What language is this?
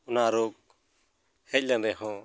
Santali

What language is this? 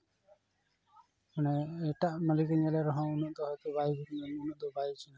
Santali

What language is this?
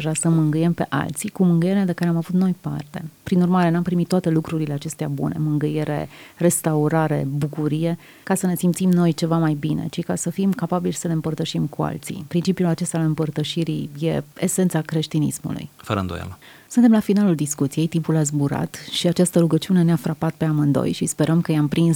Romanian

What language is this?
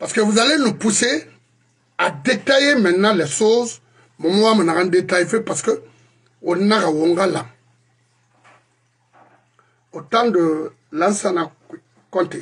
French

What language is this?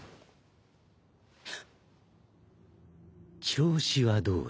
Japanese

